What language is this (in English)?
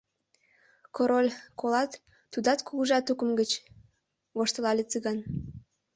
Mari